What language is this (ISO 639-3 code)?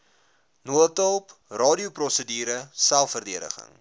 afr